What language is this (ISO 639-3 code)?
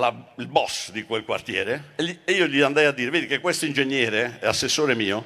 ita